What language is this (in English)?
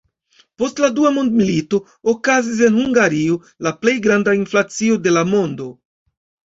Esperanto